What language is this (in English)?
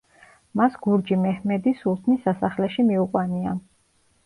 Georgian